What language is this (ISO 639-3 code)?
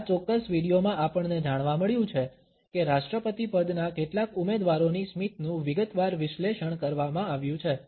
guj